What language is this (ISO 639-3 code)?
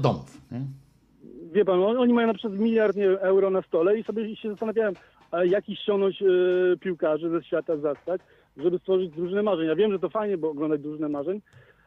pol